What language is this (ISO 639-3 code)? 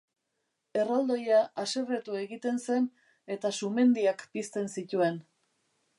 eus